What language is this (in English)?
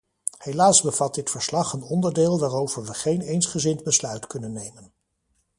Dutch